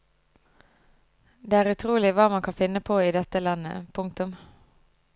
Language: Norwegian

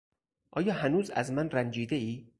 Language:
Persian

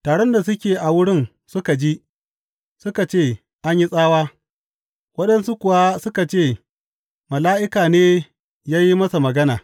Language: Hausa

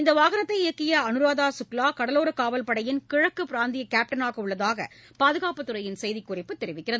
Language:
Tamil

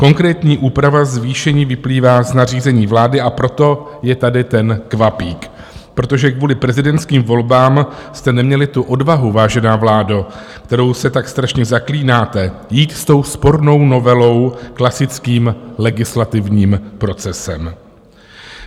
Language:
Czech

